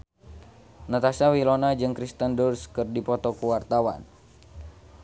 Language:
Sundanese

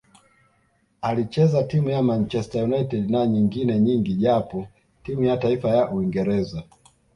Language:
Swahili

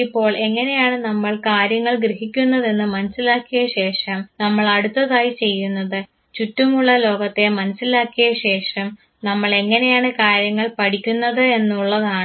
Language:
Malayalam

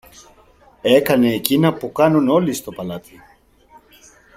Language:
Greek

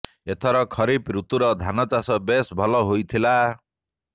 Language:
Odia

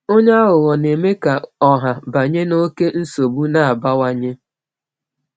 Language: Igbo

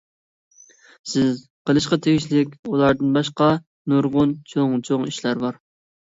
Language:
Uyghur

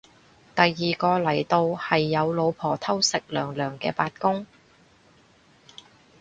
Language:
Cantonese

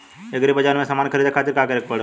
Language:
Bhojpuri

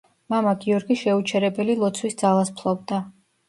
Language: Georgian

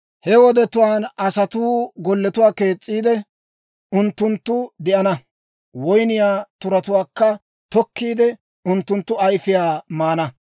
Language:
Dawro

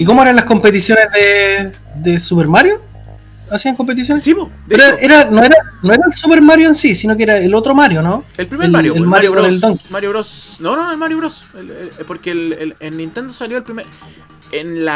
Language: Spanish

